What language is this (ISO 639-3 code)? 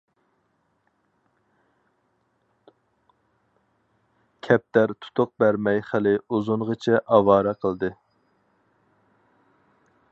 uig